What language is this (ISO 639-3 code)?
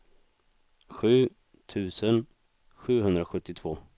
swe